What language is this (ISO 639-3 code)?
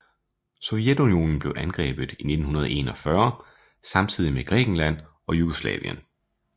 dan